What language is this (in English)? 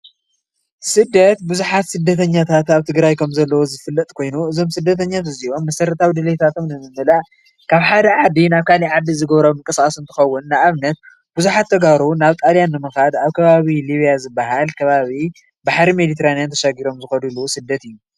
Tigrinya